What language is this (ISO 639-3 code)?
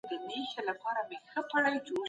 pus